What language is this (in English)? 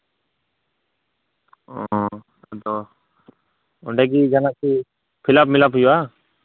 Santali